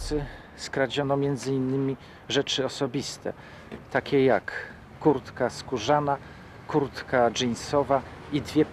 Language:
Polish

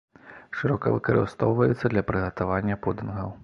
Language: Belarusian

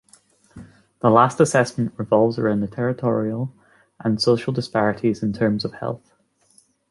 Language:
English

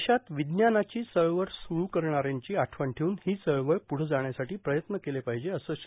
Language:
Marathi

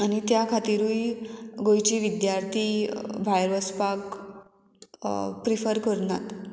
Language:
Konkani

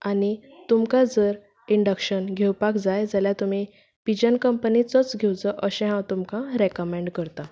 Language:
Konkani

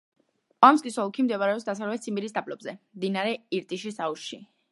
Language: Georgian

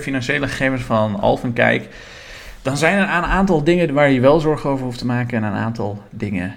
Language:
Dutch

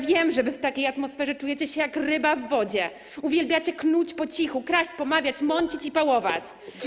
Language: Polish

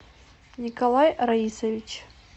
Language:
Russian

